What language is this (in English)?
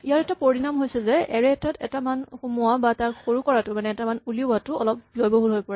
Assamese